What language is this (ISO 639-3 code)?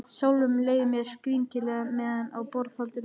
isl